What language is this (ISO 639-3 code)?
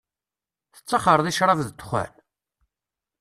kab